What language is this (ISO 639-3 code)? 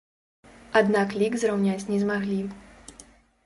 bel